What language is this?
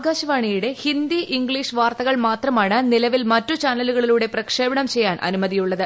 Malayalam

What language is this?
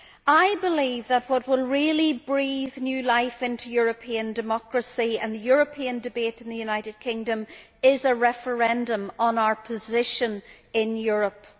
English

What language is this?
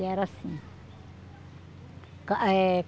Portuguese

